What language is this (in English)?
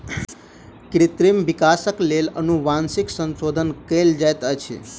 Maithili